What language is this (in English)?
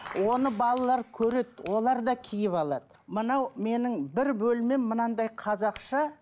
Kazakh